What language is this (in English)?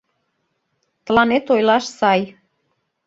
Mari